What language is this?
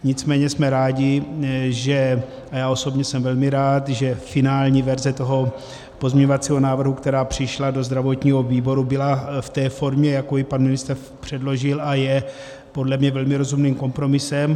Czech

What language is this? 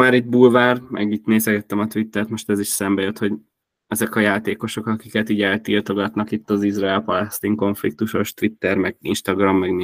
Hungarian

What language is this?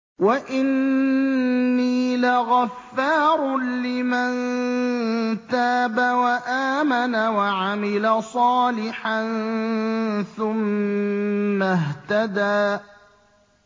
Arabic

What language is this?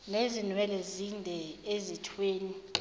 Zulu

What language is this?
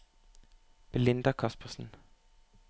Norwegian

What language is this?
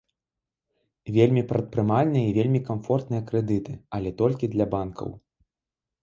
Belarusian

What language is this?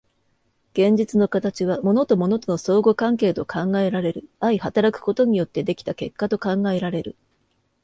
Japanese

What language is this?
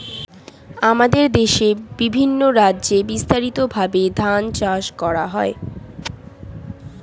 Bangla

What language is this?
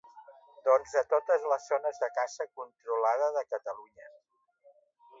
Catalan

